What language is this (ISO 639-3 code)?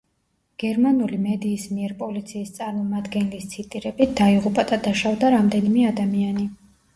kat